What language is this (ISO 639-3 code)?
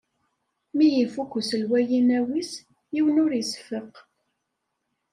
kab